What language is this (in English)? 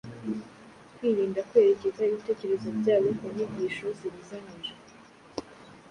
Kinyarwanda